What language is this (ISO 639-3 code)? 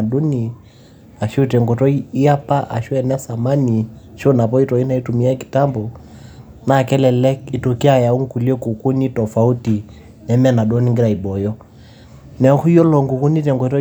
mas